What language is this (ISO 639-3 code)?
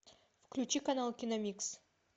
rus